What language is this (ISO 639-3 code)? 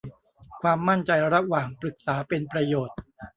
tha